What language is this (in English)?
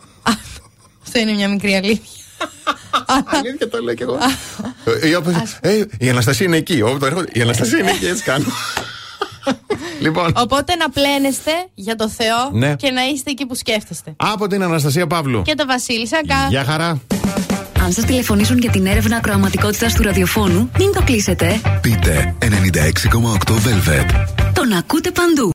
Greek